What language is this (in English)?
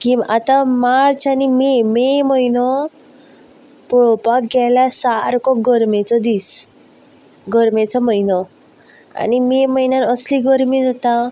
Konkani